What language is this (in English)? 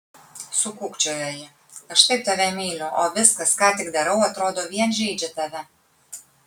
Lithuanian